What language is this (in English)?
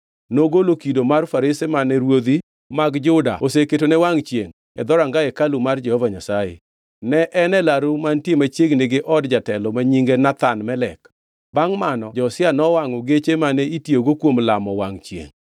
Luo (Kenya and Tanzania)